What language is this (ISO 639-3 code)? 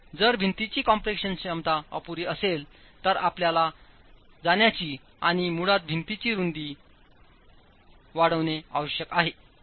mar